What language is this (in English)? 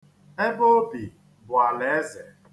Igbo